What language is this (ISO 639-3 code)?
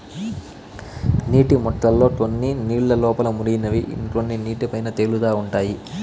tel